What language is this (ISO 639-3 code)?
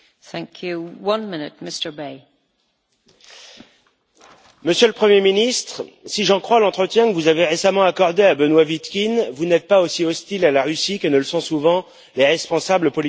fra